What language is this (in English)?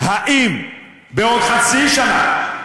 Hebrew